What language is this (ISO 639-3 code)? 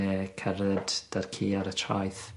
cym